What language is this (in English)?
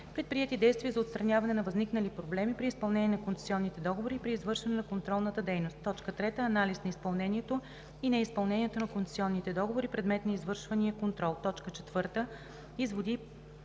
Bulgarian